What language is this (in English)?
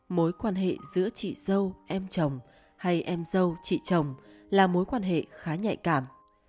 Vietnamese